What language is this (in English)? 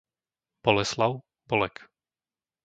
Slovak